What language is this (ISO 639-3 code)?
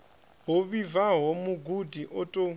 ven